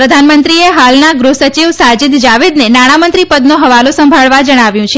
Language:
Gujarati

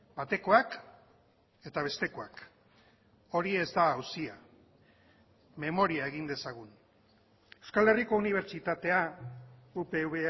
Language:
Basque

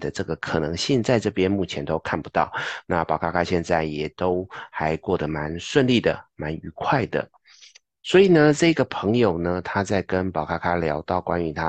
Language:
Chinese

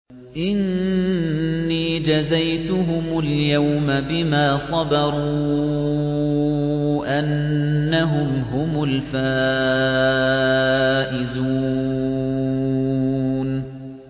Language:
Arabic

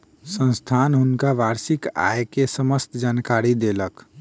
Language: Maithili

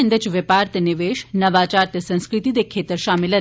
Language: Dogri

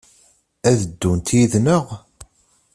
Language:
Kabyle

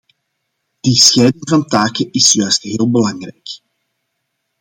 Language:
Dutch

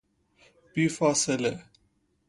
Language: Persian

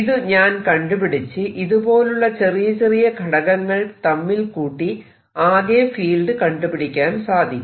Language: Malayalam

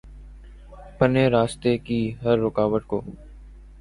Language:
Urdu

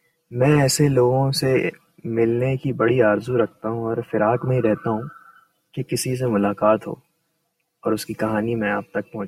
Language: Urdu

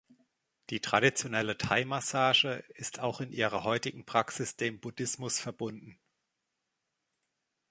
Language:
German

